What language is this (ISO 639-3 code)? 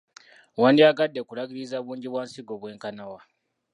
lug